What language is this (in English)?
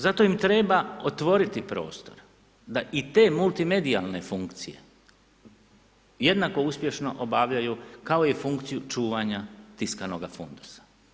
Croatian